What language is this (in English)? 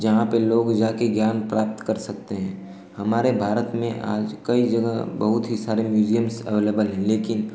Hindi